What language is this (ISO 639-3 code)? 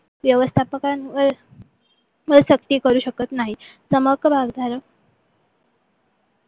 mar